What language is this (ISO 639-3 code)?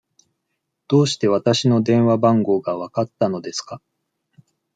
jpn